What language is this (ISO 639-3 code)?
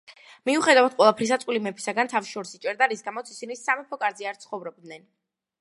kat